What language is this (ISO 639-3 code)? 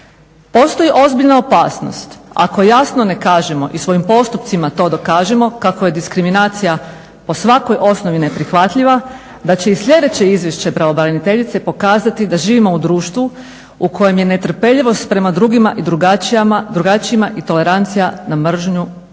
hrv